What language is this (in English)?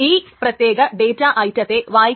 Malayalam